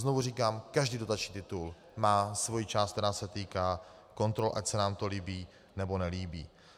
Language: Czech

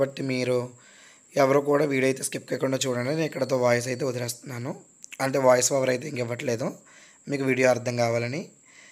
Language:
Telugu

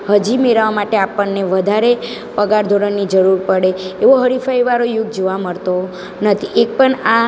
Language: Gujarati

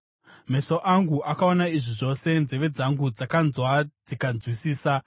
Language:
Shona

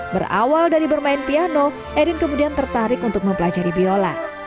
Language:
Indonesian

